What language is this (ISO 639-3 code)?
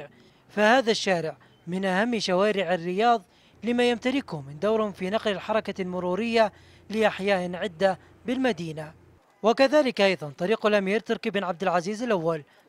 ara